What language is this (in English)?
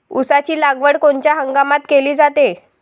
Marathi